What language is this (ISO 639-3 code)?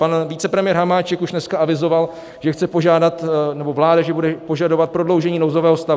ces